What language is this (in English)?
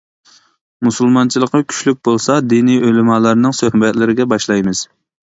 Uyghur